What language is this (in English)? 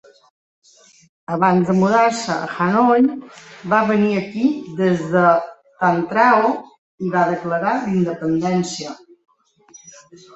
Catalan